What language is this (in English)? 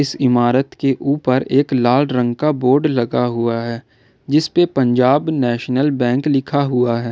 Hindi